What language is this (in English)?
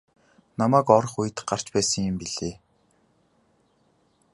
Mongolian